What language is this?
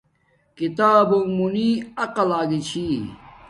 Domaaki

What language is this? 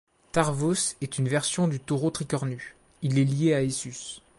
French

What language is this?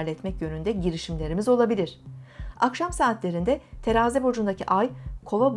Turkish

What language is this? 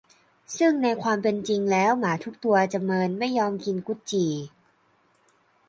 Thai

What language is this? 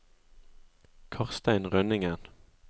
Norwegian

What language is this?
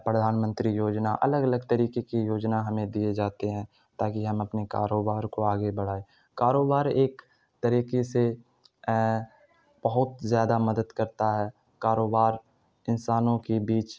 Urdu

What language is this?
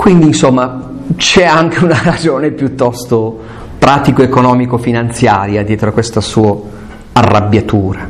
Italian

